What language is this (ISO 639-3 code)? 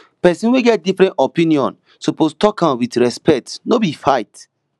pcm